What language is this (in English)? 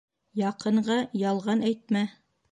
Bashkir